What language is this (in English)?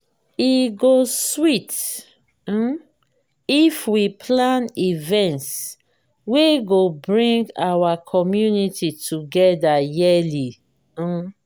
Nigerian Pidgin